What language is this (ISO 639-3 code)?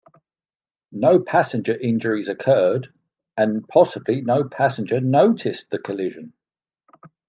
eng